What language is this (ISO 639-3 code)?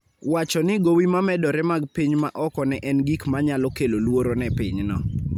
luo